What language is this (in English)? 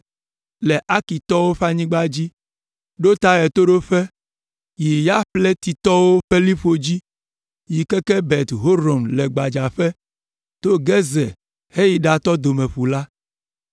Ewe